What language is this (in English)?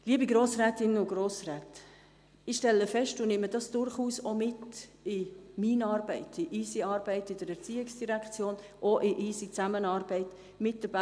Swiss German